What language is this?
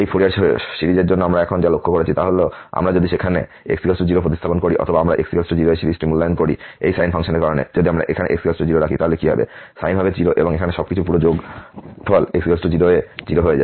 Bangla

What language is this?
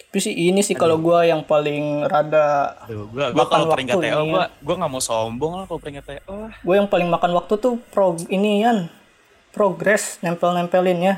Indonesian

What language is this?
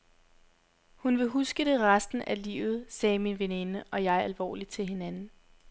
Danish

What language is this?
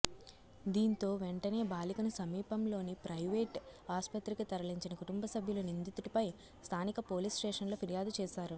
Telugu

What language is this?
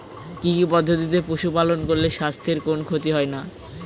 Bangla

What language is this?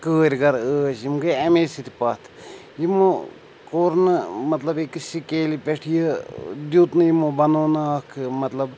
Kashmiri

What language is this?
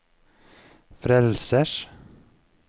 Norwegian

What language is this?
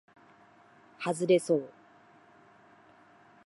Japanese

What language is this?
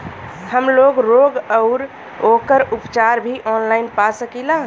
Bhojpuri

